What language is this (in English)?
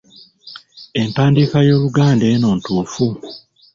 Ganda